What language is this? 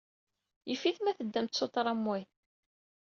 Kabyle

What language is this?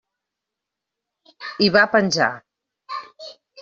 Catalan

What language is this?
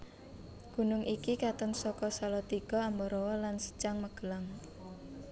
Javanese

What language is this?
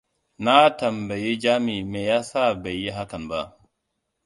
Hausa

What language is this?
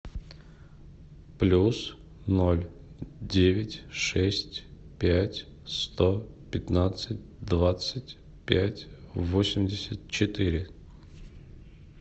Russian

